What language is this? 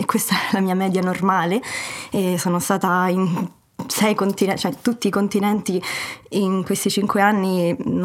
Italian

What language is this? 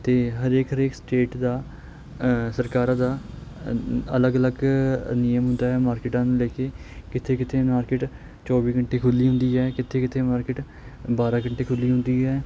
Punjabi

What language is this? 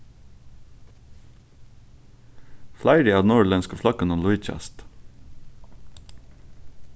Faroese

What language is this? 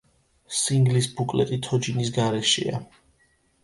Georgian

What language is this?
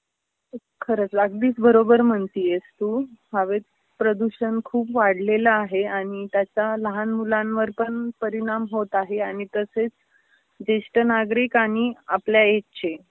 Marathi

